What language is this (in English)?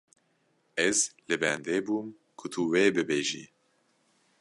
Kurdish